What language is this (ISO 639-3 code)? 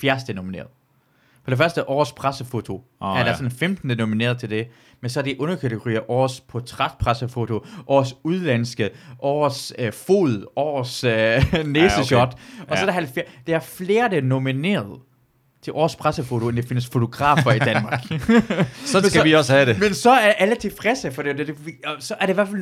dan